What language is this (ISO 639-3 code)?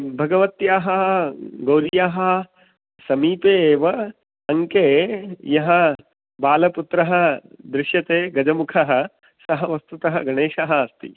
san